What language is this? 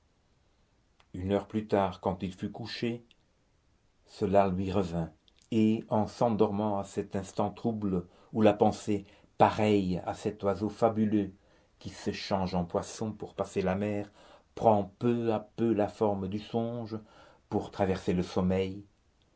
French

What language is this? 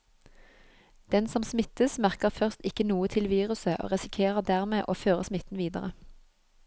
Norwegian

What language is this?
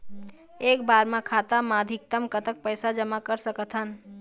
Chhattisgarhi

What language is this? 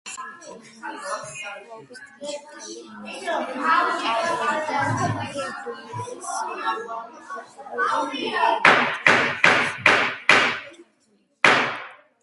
Georgian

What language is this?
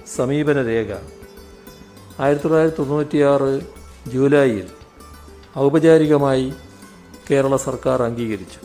Malayalam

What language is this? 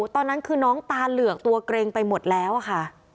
Thai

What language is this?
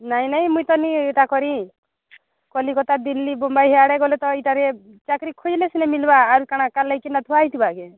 Odia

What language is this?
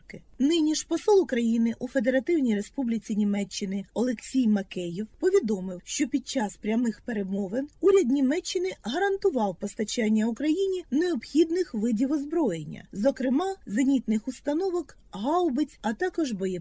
Ukrainian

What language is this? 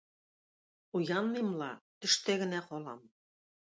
Tatar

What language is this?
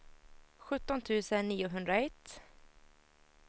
Swedish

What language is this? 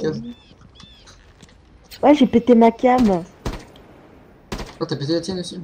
French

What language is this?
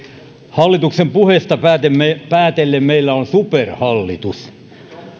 Finnish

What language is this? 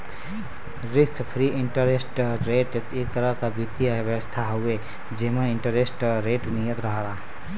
Bhojpuri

